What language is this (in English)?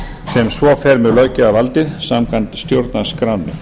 Icelandic